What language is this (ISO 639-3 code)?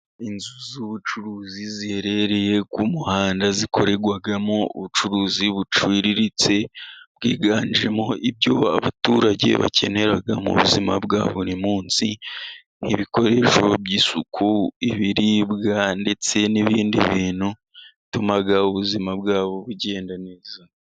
kin